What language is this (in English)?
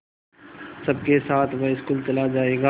Hindi